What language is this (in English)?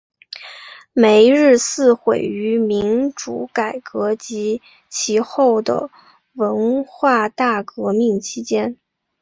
Chinese